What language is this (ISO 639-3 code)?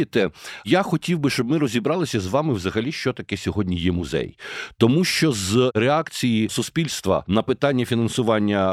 ukr